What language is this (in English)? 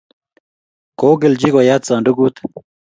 Kalenjin